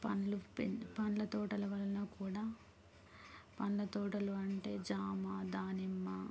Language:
Telugu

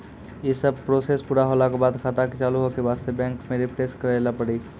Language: Maithili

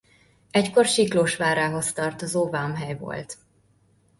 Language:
Hungarian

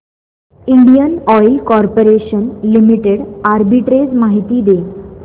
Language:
Marathi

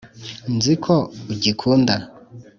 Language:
Kinyarwanda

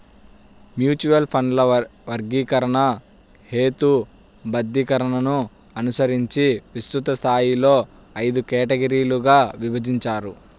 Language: Telugu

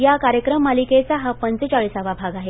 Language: Marathi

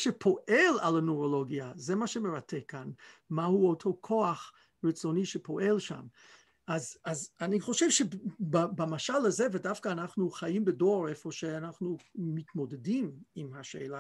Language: Hebrew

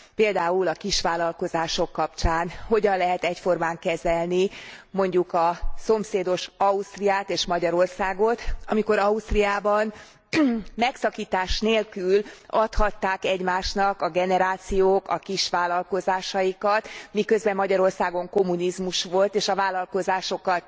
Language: Hungarian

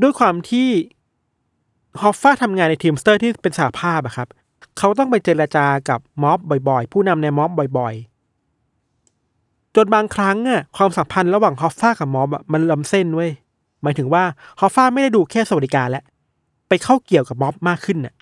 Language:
Thai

